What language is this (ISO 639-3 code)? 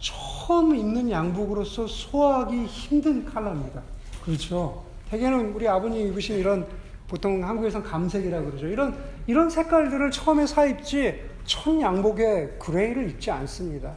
kor